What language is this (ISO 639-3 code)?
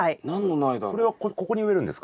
jpn